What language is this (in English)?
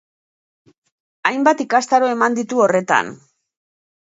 Basque